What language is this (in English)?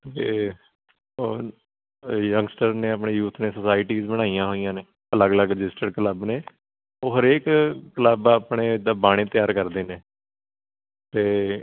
Punjabi